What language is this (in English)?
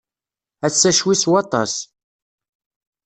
Kabyle